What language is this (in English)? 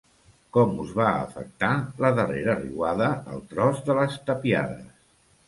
Catalan